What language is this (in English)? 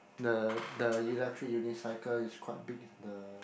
English